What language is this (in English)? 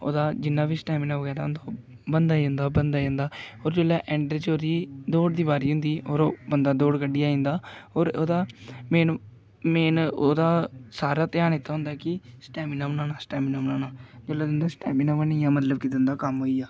Dogri